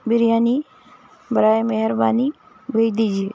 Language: Urdu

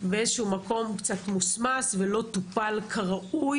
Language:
Hebrew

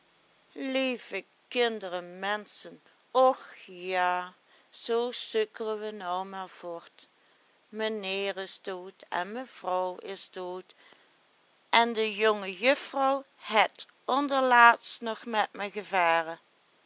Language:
Dutch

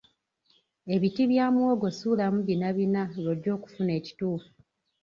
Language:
Ganda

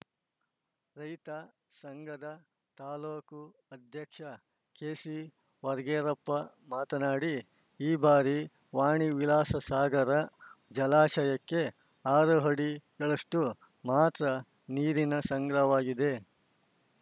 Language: Kannada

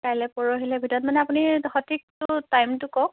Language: Assamese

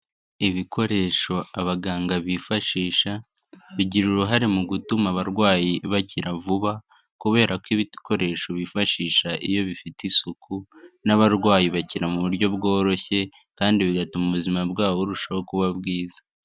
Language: Kinyarwanda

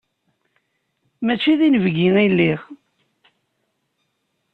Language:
Kabyle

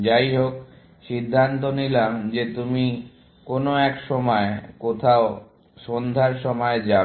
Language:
Bangla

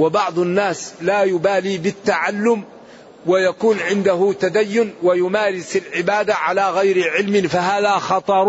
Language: Arabic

